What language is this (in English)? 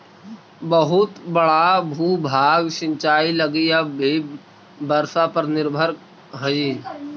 Magahi